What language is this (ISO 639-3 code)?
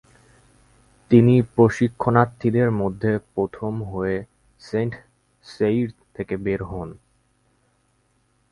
ben